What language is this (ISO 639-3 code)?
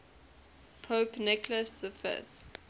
eng